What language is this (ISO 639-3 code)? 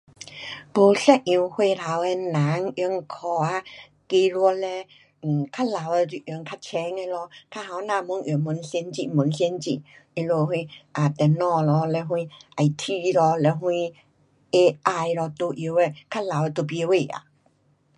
cpx